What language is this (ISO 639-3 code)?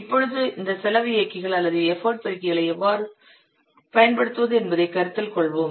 tam